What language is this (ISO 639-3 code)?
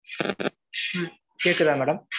tam